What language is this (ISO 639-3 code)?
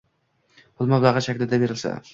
uzb